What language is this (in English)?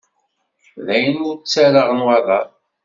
Kabyle